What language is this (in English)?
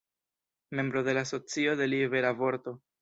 Esperanto